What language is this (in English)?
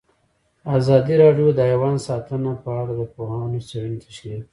Pashto